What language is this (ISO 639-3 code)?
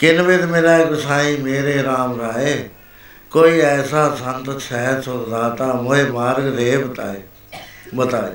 pan